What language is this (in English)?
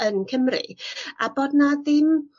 Welsh